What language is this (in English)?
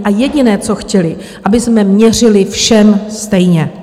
Czech